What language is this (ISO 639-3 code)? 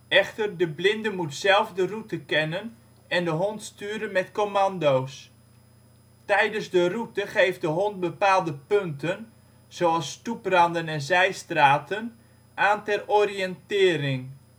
nld